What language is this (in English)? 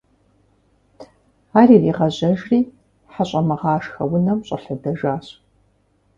Kabardian